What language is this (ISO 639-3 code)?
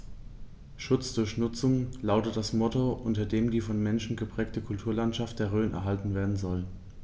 deu